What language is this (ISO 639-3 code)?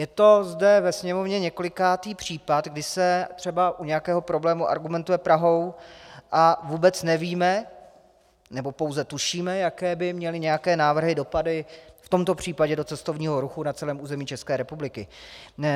ces